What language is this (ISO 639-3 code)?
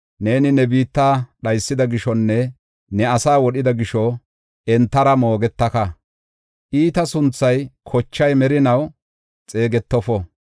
gof